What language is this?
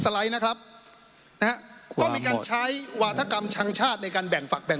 Thai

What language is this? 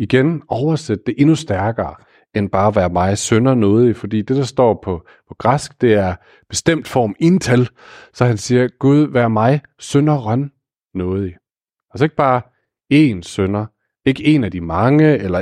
Danish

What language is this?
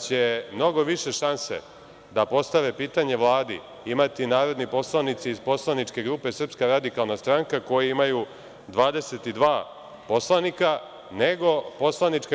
Serbian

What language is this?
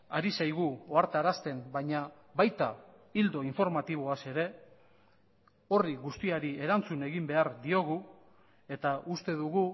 Basque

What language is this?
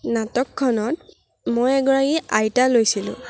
Assamese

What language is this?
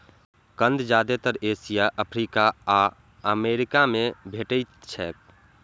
Maithili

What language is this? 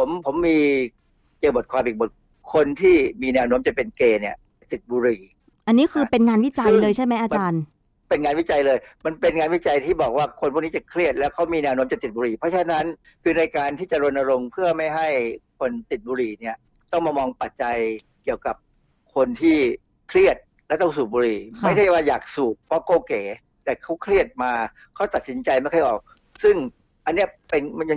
Thai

